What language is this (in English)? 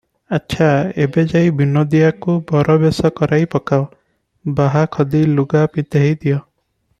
Odia